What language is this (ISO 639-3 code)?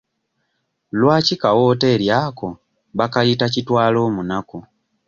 lug